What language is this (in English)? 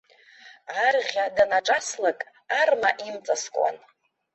Abkhazian